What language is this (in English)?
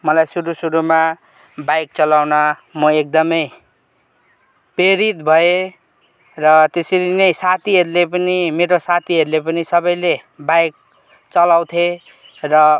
Nepali